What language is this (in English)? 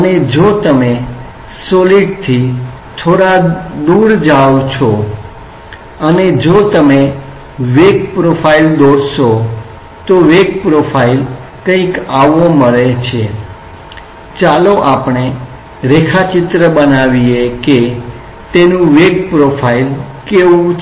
Gujarati